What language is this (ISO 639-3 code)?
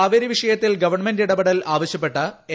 mal